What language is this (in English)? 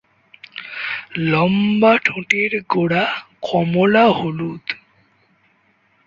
Bangla